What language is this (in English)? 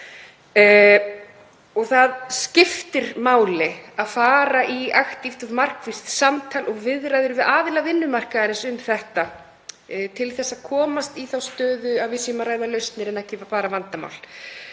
Icelandic